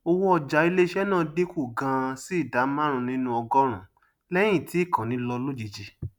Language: Yoruba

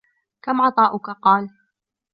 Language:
Arabic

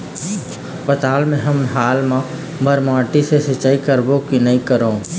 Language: Chhattisgarhi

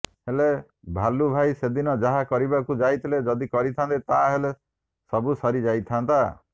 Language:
Odia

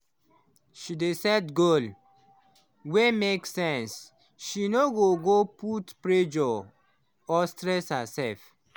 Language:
Nigerian Pidgin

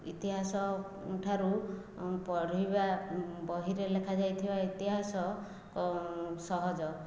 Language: Odia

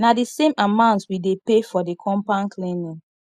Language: Nigerian Pidgin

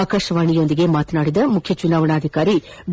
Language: Kannada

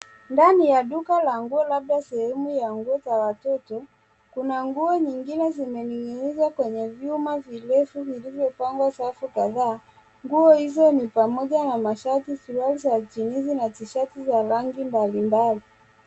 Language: Swahili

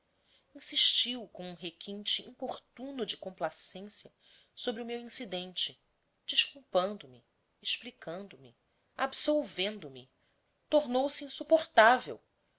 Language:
Portuguese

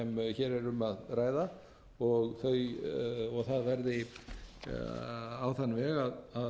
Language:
Icelandic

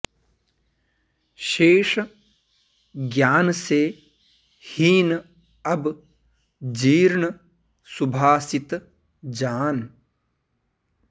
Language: Sanskrit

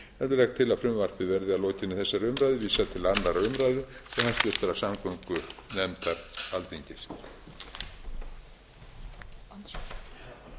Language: Icelandic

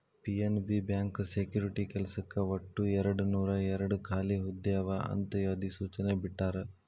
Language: Kannada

